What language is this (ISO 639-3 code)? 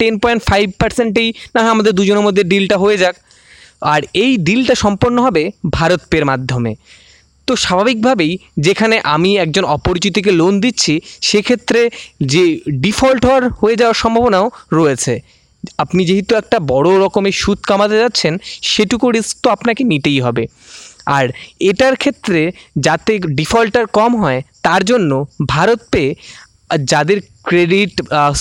ben